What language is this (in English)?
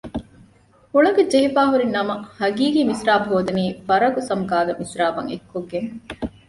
Divehi